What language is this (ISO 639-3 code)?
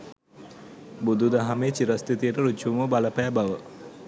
sin